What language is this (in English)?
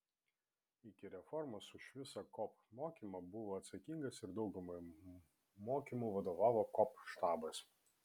Lithuanian